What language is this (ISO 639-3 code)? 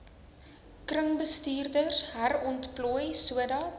afr